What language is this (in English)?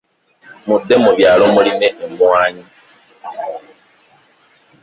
Ganda